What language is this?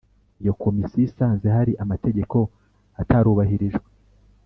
Kinyarwanda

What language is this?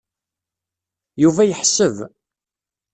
Kabyle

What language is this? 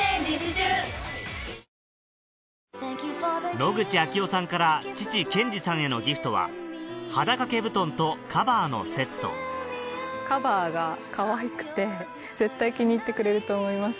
Japanese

